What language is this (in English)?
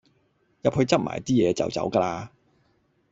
Cantonese